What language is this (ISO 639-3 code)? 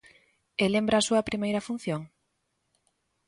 glg